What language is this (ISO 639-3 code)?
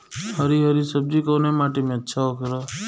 bho